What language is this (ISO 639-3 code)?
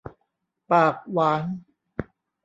tha